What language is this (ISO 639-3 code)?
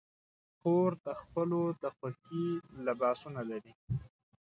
pus